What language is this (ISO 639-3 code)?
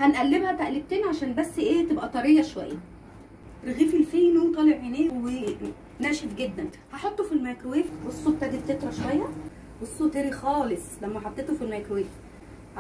ara